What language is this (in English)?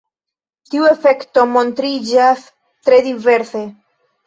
Esperanto